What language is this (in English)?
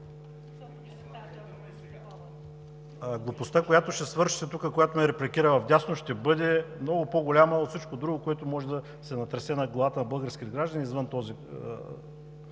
Bulgarian